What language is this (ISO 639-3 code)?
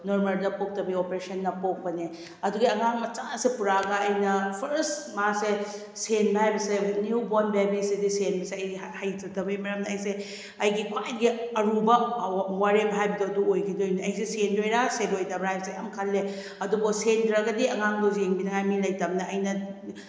mni